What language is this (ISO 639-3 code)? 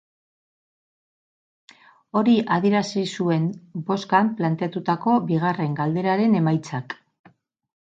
eus